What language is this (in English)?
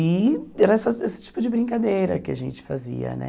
Portuguese